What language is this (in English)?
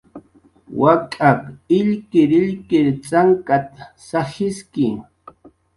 Jaqaru